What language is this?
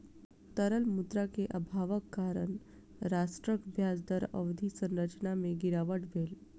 Maithili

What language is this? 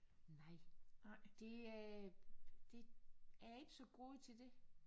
Danish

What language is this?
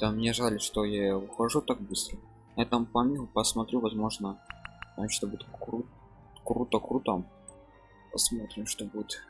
Russian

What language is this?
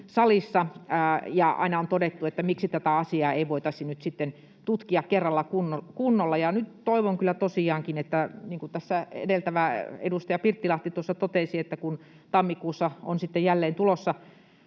Finnish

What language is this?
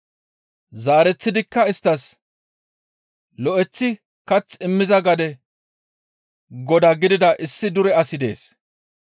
Gamo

